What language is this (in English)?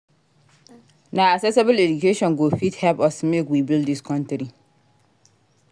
Nigerian Pidgin